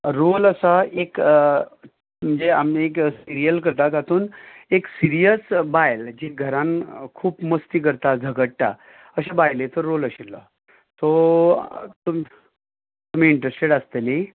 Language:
Konkani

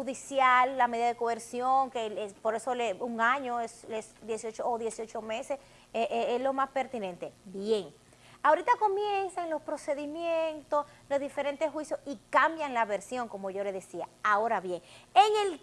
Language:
Spanish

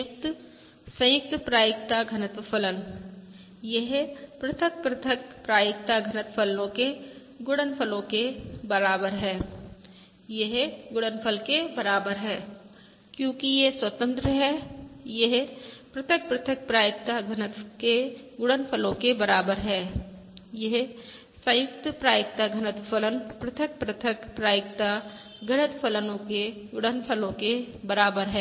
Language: Hindi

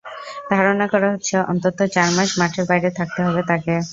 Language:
Bangla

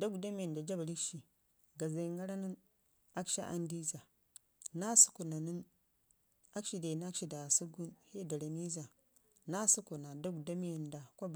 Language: Ngizim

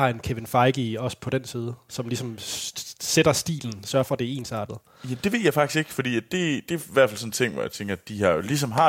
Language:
Danish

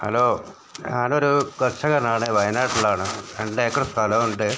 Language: Malayalam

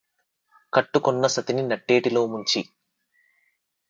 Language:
Telugu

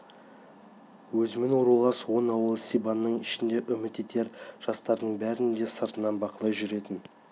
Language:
Kazakh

